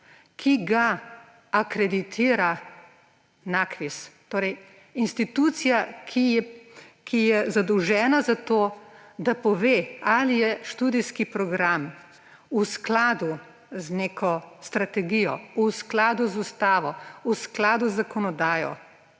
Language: Slovenian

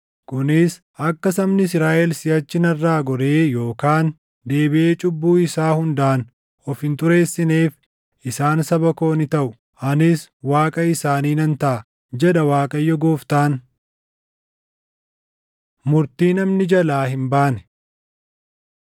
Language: Oromo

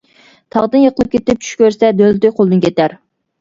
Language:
Uyghur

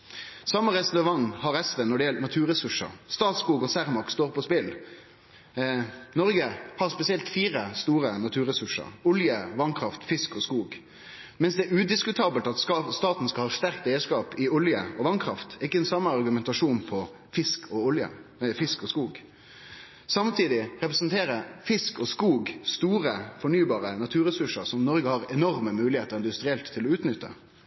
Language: Norwegian Nynorsk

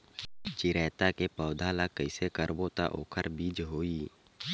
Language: Chhattisgarhi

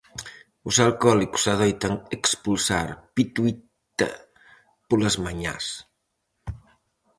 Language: Galician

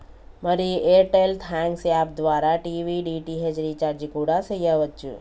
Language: Telugu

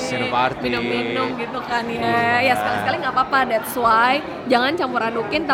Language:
Indonesian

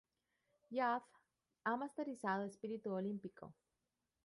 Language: Spanish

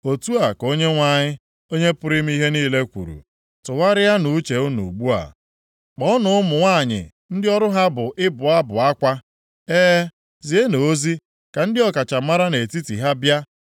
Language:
Igbo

